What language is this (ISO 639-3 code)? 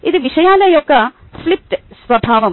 tel